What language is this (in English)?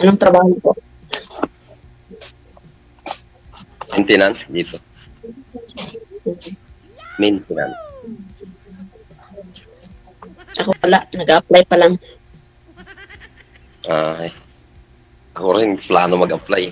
Filipino